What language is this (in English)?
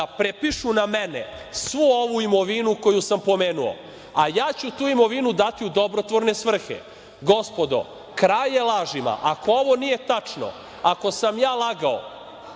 Serbian